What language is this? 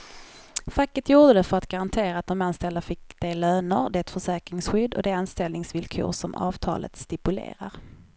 Swedish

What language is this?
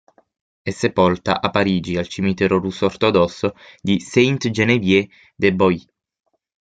Italian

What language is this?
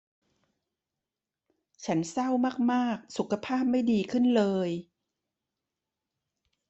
Thai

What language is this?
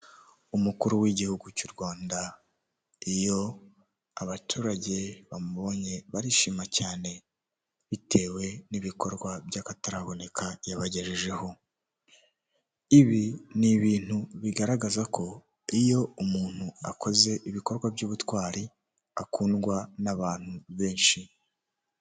Kinyarwanda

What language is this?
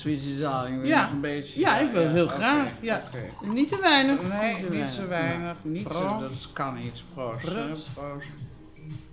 Dutch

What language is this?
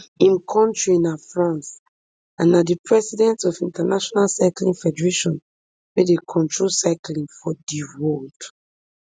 Nigerian Pidgin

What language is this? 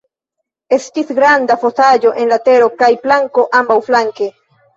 Esperanto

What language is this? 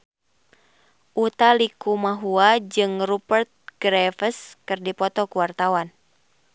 Sundanese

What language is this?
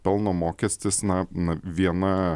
Lithuanian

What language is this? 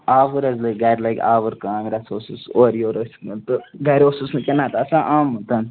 Kashmiri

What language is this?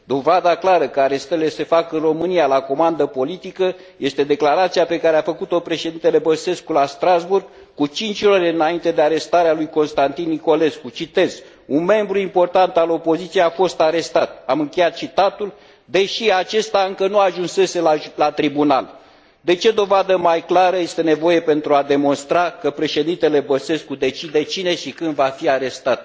Romanian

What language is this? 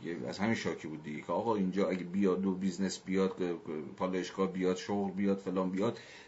Persian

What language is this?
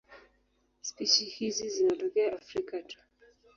Swahili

